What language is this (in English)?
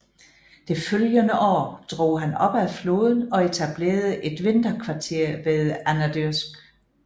Danish